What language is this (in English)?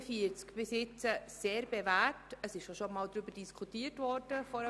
Swiss German